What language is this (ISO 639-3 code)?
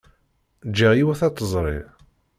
kab